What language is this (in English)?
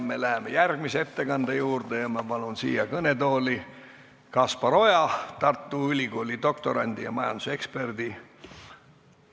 Estonian